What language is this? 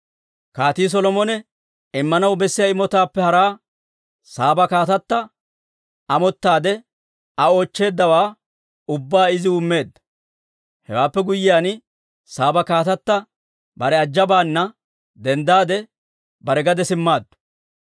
Dawro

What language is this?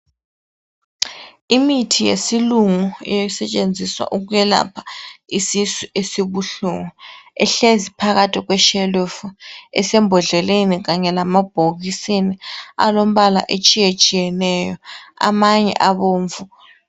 North Ndebele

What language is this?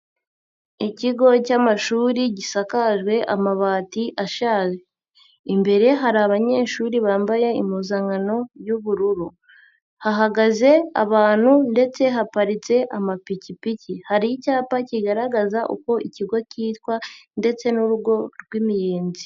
Kinyarwanda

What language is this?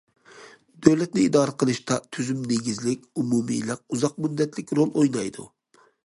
Uyghur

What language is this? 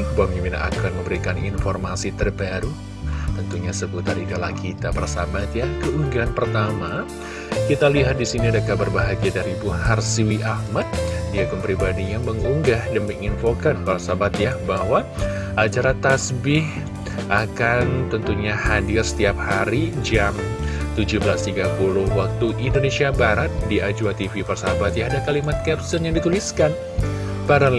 Indonesian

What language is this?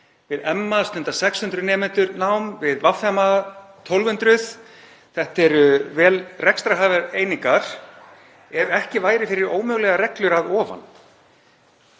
Icelandic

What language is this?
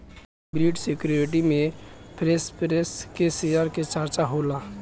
Bhojpuri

